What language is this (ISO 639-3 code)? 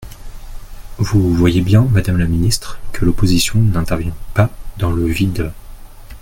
fra